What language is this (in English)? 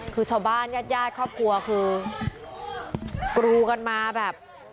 Thai